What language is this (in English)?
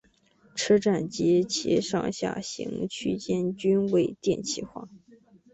Chinese